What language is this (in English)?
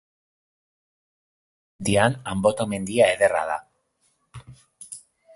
Basque